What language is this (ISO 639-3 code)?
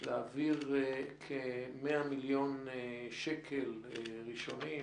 heb